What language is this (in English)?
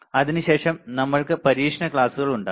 Malayalam